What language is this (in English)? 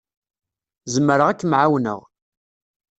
Kabyle